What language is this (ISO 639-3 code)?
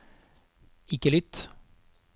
nor